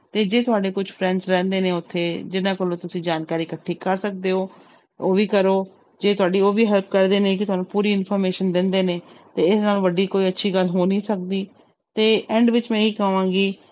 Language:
Punjabi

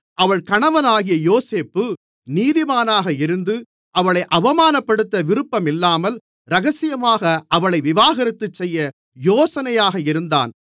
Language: Tamil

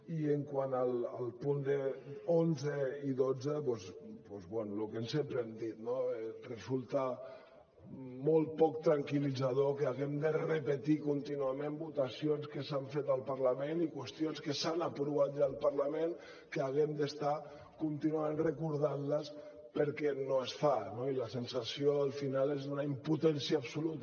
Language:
Catalan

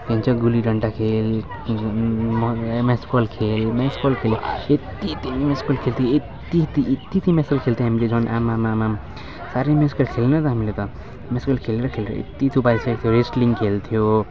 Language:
Nepali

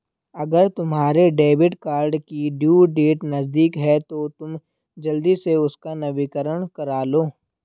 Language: Hindi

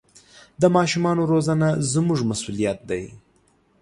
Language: Pashto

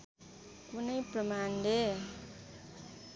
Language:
Nepali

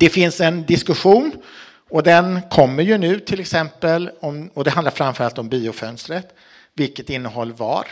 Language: Swedish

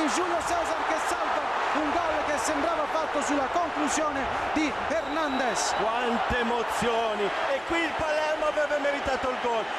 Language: Italian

